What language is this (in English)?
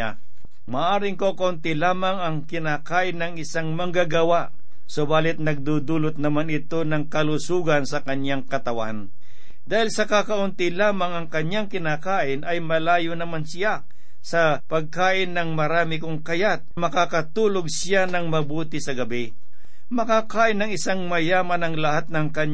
Filipino